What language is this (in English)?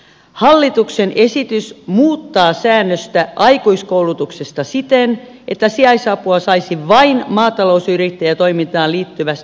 Finnish